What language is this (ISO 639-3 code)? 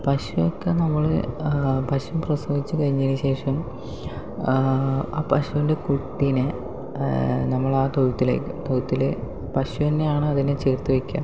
mal